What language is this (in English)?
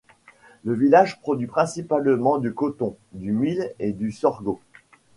French